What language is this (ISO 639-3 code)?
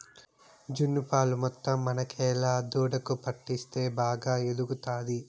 tel